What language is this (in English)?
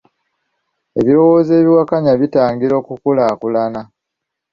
Ganda